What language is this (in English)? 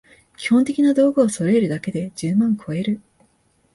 Japanese